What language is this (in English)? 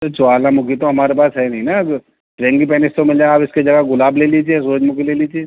Urdu